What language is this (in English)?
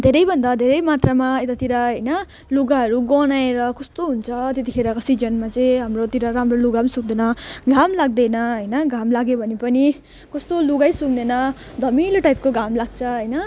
Nepali